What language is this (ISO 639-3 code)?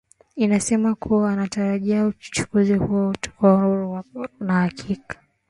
swa